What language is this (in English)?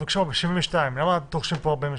Hebrew